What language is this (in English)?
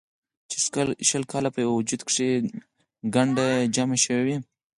Pashto